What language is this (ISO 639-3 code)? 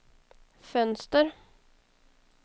swe